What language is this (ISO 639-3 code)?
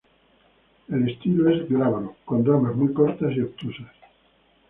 spa